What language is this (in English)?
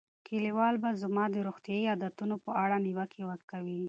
Pashto